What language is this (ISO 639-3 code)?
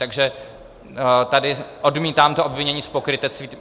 ces